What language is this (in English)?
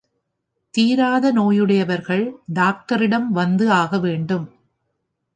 Tamil